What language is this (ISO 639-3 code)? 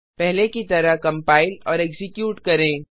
hin